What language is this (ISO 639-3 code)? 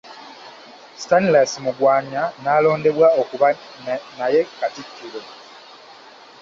lug